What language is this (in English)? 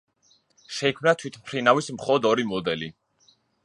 Georgian